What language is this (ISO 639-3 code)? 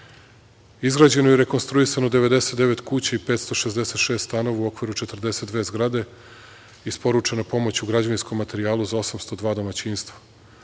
srp